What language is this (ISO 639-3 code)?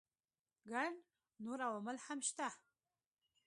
pus